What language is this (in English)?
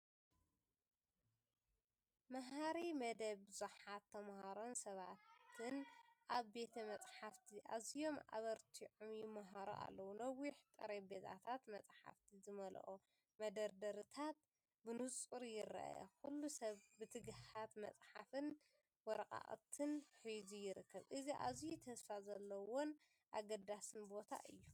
Tigrinya